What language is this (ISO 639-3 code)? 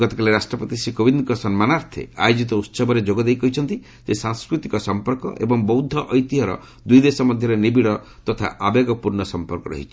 ori